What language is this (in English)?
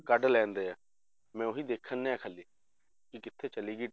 Punjabi